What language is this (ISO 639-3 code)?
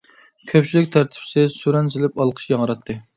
uig